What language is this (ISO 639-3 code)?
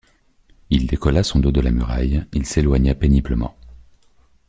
fra